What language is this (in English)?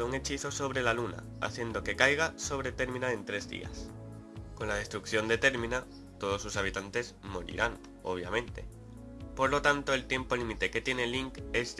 Spanish